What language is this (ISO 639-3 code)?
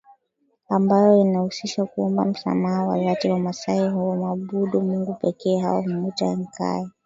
swa